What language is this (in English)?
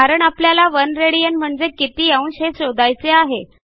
Marathi